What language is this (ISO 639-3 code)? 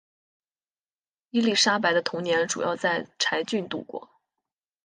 zho